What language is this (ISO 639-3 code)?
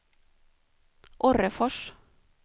swe